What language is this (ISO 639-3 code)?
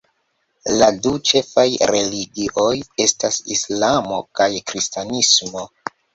epo